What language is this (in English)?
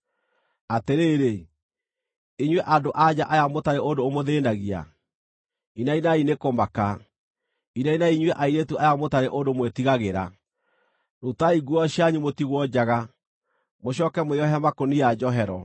Kikuyu